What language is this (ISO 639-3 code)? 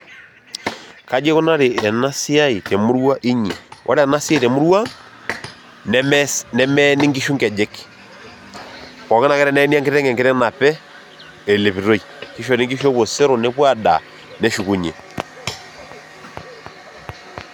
mas